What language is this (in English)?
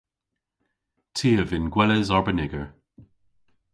Cornish